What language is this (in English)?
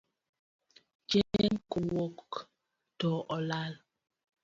Luo (Kenya and Tanzania)